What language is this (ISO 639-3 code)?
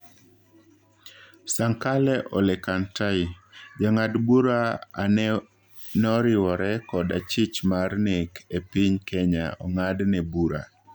luo